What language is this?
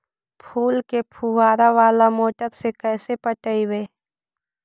Magahi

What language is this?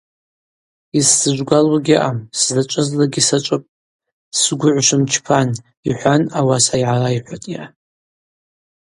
Abaza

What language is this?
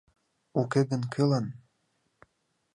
Mari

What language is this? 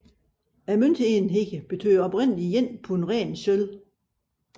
Danish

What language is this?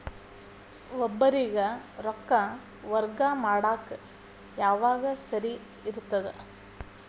Kannada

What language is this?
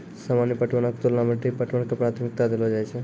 Maithili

